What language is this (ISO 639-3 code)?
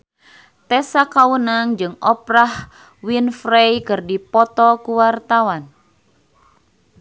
sun